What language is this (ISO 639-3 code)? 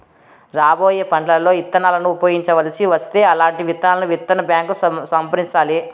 tel